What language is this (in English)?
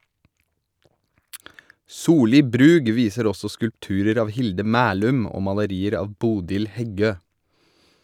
Norwegian